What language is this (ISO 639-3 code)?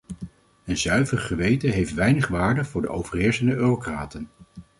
nld